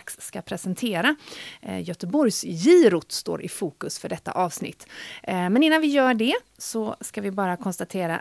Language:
Swedish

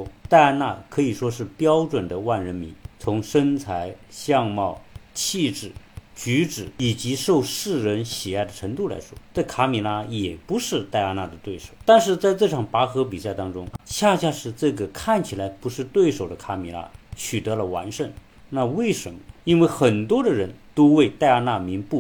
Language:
Chinese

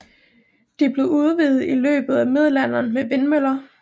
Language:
Danish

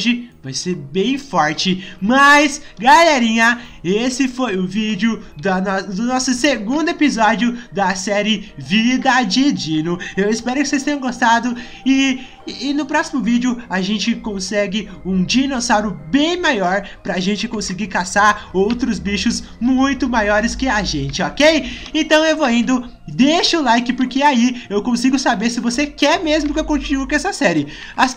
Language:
Portuguese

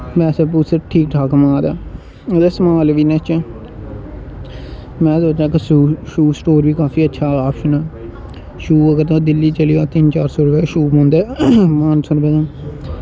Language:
Dogri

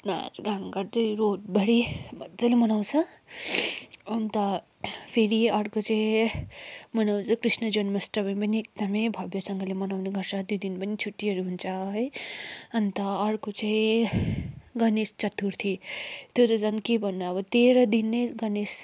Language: Nepali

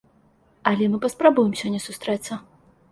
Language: Belarusian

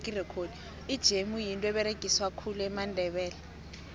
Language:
South Ndebele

